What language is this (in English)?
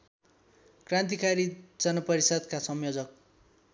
Nepali